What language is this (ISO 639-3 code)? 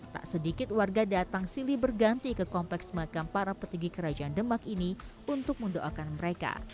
ind